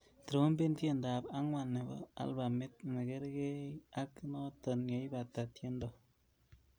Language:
Kalenjin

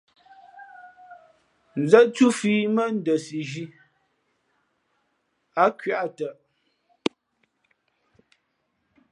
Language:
Fe'fe'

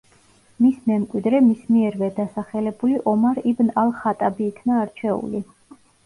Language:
Georgian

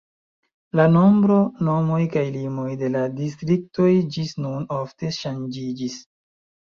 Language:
Esperanto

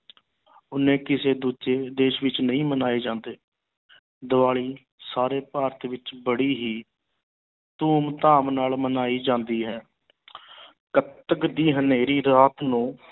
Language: Punjabi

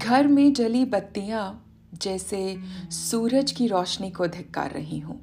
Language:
Hindi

